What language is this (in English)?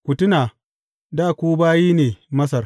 Hausa